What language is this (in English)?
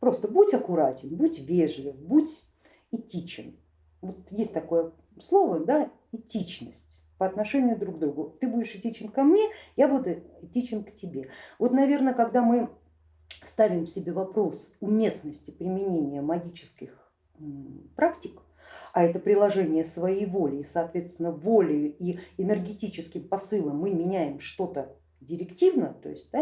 Russian